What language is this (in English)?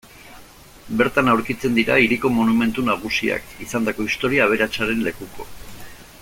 Basque